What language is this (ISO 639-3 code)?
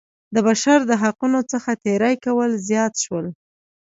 pus